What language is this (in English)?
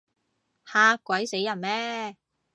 Cantonese